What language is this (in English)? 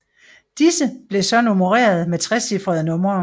Danish